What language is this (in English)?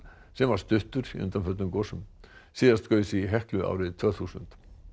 Icelandic